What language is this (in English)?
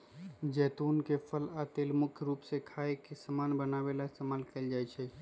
Magahi